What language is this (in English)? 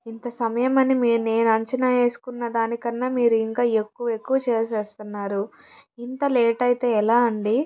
Telugu